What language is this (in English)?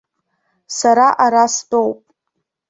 Abkhazian